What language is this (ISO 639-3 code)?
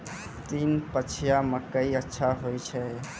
mai